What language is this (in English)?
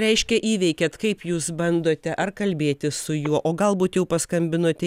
Lithuanian